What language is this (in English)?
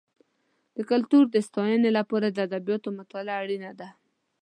Pashto